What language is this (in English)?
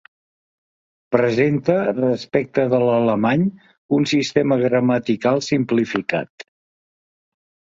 Catalan